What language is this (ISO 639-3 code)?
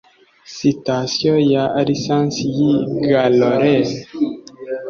kin